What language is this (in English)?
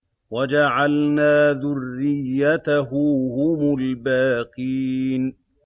Arabic